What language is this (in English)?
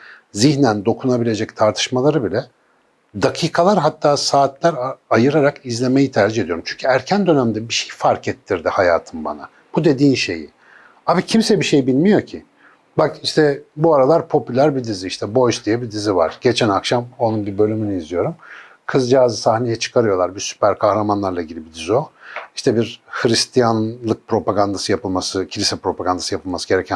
Turkish